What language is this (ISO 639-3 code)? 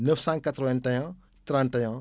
wol